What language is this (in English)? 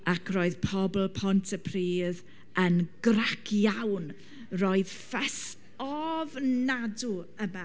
Welsh